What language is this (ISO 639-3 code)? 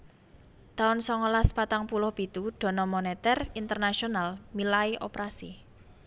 jav